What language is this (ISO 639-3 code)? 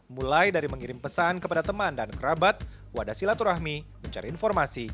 ind